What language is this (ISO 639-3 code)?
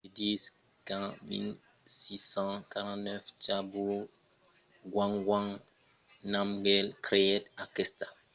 oci